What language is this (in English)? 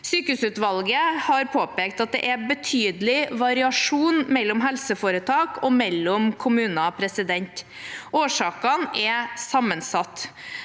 Norwegian